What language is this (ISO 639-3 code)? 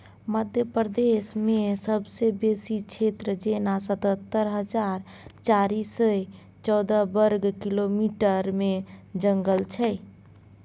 mai